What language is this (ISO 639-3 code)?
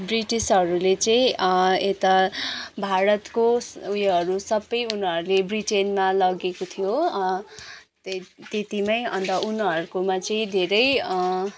nep